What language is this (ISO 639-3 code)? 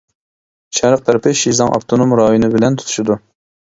uig